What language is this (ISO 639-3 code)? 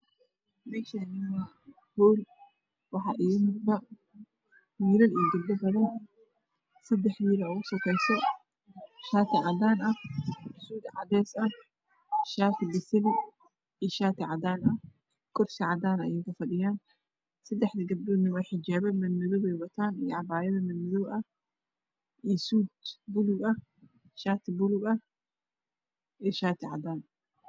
som